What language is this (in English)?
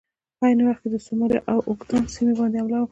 Pashto